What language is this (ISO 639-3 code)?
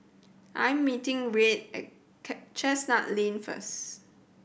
eng